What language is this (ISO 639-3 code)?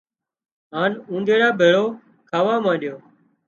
kxp